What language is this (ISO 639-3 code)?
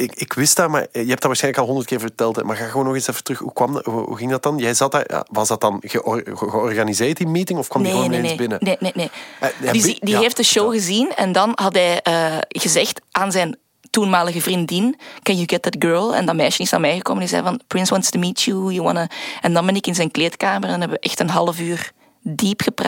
nld